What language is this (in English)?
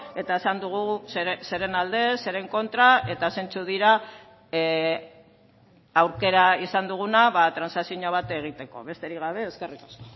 Basque